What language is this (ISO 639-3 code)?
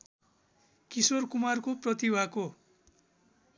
nep